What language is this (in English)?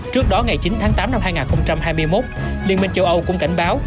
Vietnamese